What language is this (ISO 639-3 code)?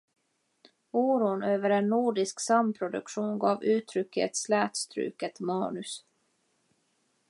swe